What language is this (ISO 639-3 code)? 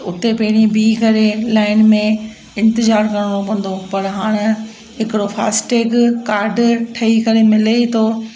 snd